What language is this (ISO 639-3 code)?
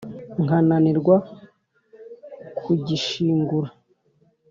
kin